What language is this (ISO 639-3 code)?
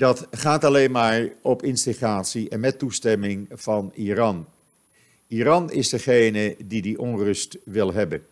nld